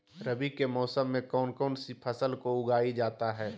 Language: Magahi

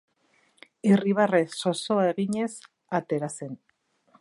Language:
Basque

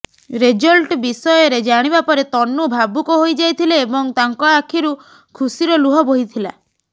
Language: Odia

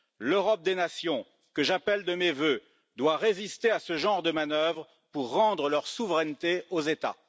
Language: French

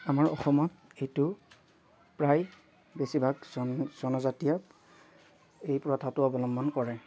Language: Assamese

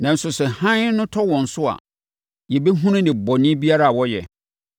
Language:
Akan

